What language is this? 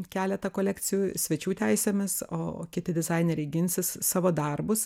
Lithuanian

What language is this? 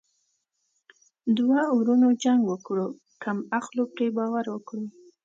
Pashto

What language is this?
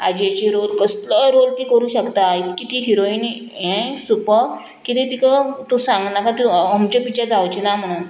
Konkani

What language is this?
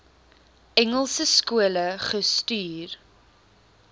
Afrikaans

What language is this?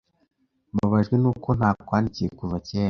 Kinyarwanda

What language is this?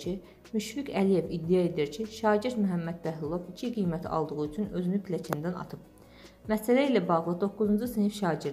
Turkish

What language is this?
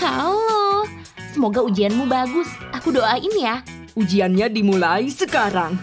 Indonesian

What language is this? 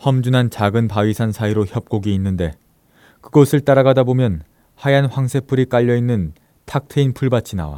Korean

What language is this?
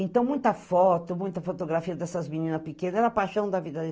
Portuguese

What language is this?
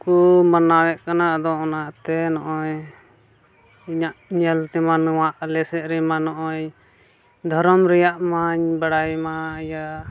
Santali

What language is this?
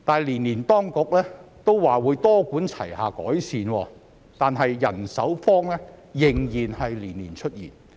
Cantonese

